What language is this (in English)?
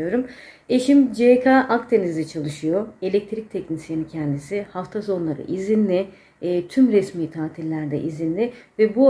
Turkish